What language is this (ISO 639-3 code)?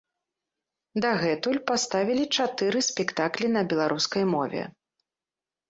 bel